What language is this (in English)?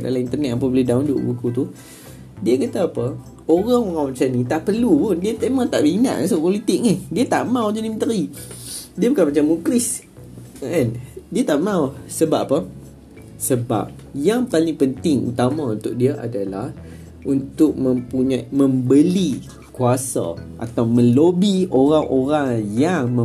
Malay